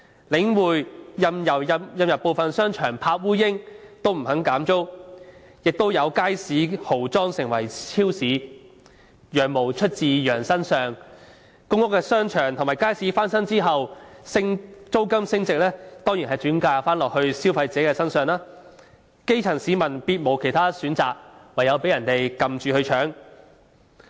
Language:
Cantonese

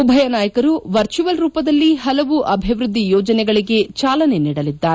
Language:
Kannada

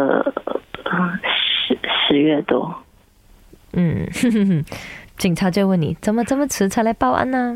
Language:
Chinese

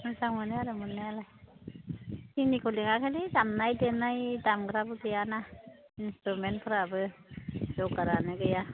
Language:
Bodo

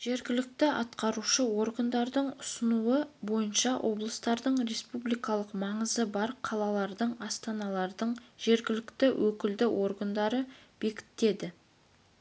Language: Kazakh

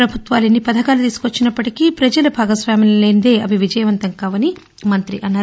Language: Telugu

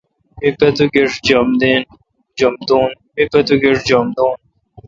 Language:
Kalkoti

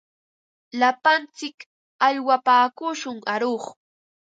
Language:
Ambo-Pasco Quechua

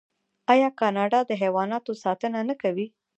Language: Pashto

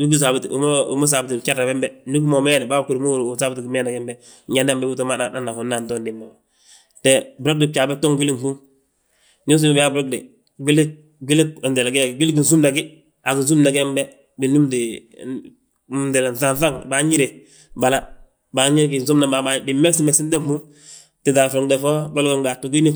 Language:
Balanta-Ganja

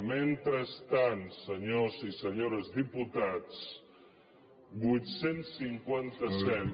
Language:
Catalan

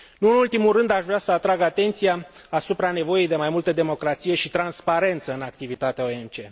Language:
Romanian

